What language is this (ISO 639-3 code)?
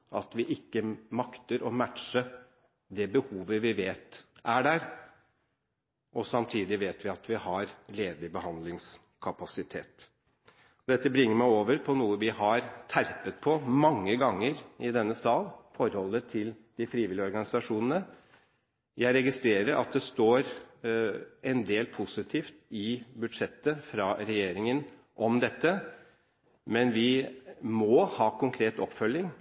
nob